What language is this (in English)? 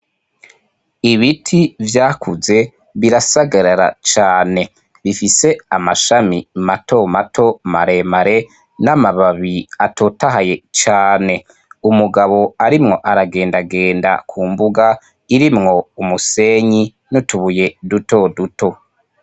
Rundi